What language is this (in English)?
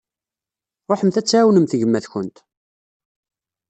Kabyle